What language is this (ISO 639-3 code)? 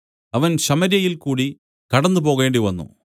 mal